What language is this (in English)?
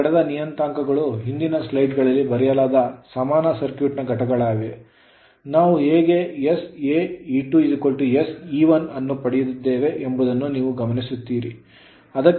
Kannada